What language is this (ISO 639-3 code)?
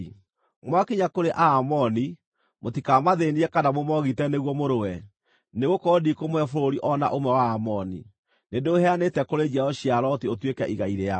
kik